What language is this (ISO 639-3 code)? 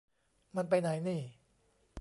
tha